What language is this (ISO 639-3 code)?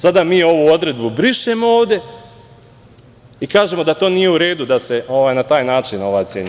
srp